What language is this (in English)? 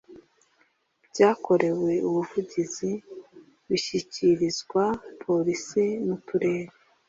Kinyarwanda